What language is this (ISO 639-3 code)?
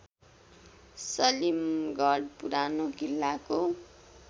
nep